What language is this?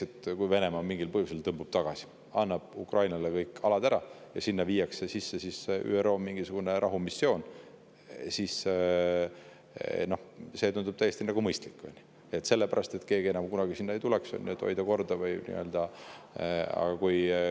Estonian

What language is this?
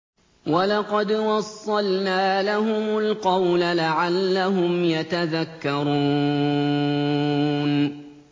Arabic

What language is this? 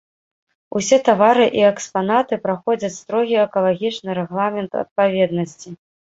Belarusian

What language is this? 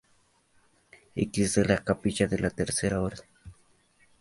Spanish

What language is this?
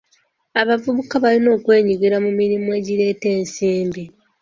Ganda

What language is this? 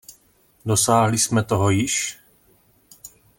Czech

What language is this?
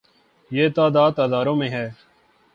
Urdu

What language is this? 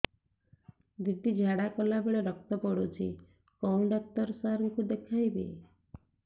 Odia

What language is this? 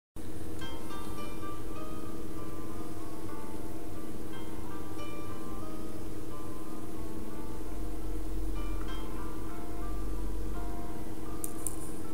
Turkish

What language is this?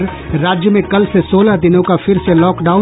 Hindi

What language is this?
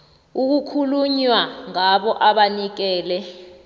South Ndebele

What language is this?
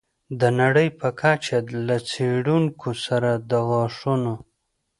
Pashto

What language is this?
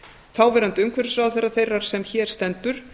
Icelandic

